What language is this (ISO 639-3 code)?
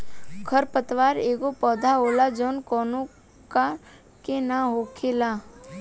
bho